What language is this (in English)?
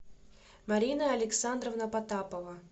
Russian